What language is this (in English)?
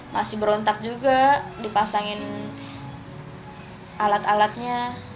Indonesian